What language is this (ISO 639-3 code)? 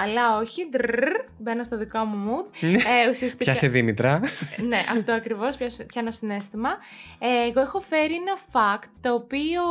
ell